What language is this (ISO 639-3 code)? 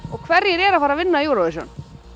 isl